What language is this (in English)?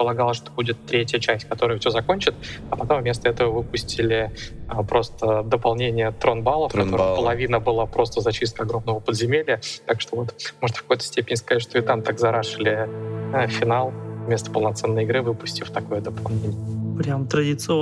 Russian